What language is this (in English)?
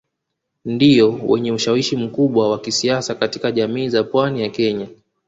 Swahili